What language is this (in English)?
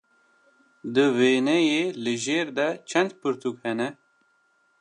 Kurdish